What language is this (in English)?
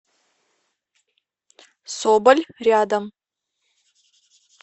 Russian